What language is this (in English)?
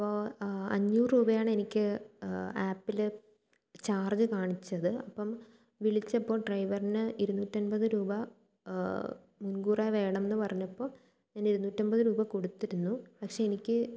Malayalam